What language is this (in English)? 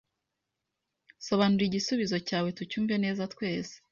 Kinyarwanda